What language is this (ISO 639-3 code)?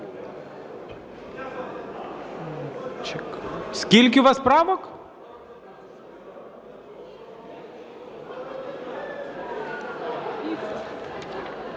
ukr